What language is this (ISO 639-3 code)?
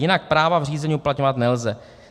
ces